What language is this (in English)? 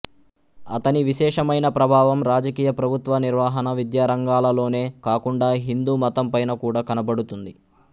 Telugu